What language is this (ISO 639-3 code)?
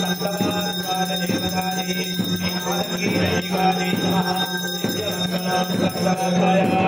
ara